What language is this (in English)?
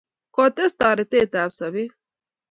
Kalenjin